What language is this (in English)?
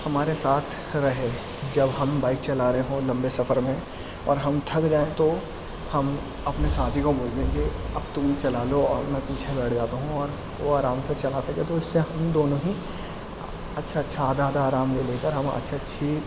Urdu